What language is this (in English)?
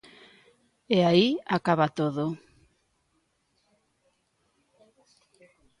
Galician